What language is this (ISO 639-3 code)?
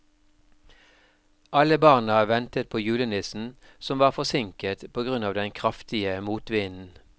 nor